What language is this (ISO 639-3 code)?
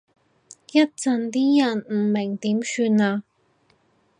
yue